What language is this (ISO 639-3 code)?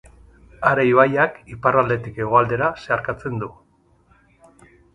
eus